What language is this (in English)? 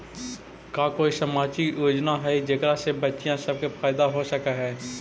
Magahi